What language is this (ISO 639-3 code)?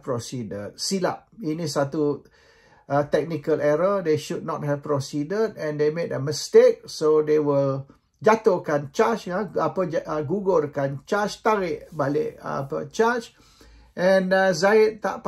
msa